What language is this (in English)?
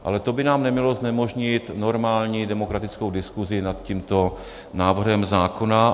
Czech